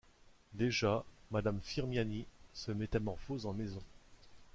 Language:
French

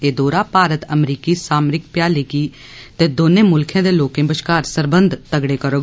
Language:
Dogri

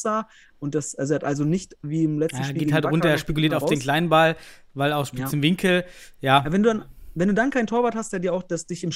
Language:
German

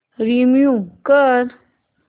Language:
Marathi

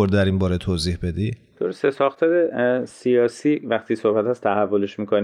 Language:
Persian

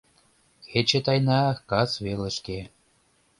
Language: Mari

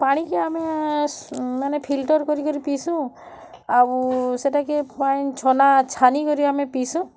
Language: Odia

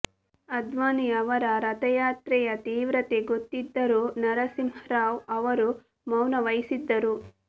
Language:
Kannada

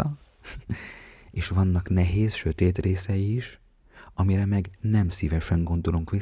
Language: Hungarian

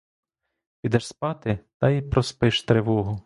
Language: Ukrainian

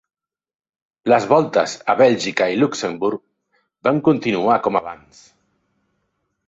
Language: Catalan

